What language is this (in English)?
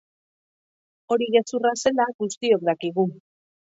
Basque